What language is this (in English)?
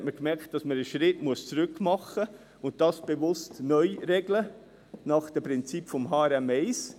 Swiss German